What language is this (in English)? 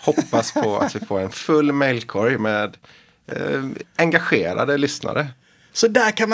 Swedish